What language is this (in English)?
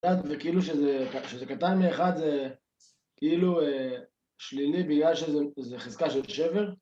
Hebrew